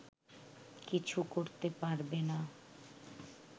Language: Bangla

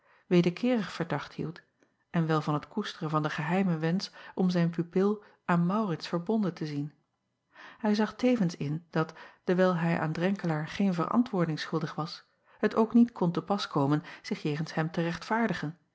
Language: Dutch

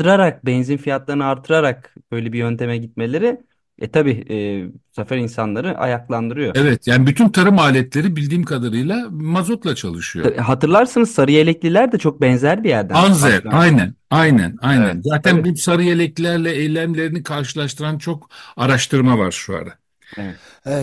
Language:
Turkish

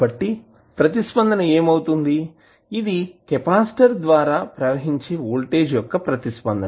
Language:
Telugu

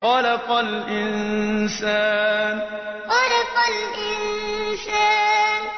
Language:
Arabic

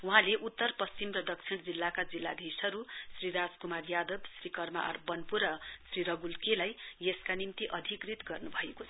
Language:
Nepali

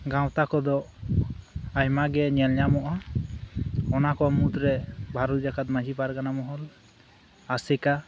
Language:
Santali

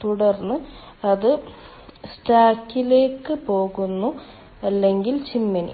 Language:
Malayalam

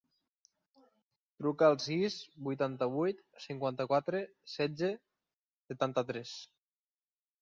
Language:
Catalan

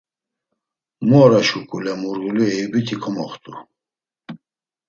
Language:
Laz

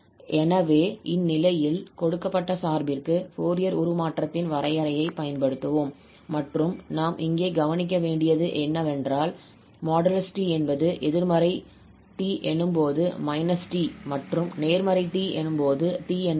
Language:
Tamil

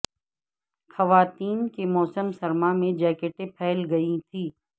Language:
Urdu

